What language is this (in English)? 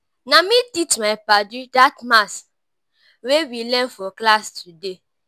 Nigerian Pidgin